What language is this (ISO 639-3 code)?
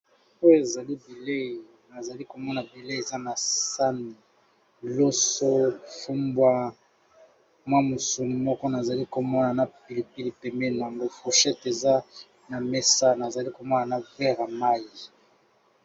lin